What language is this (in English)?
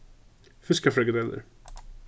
Faroese